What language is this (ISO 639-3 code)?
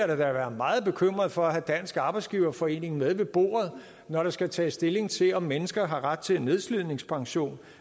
dan